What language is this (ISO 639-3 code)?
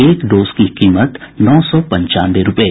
hin